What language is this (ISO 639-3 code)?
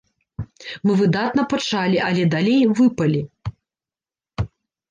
bel